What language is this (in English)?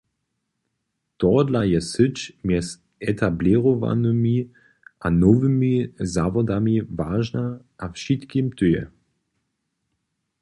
Upper Sorbian